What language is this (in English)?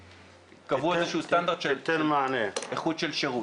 Hebrew